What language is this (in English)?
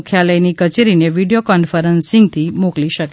Gujarati